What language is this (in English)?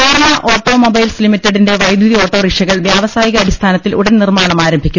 Malayalam